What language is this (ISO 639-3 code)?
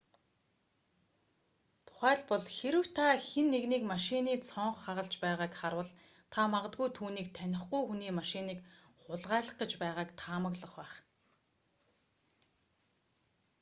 mon